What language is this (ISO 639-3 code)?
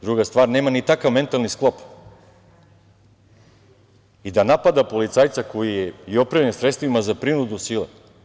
srp